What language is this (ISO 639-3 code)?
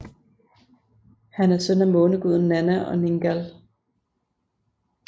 dan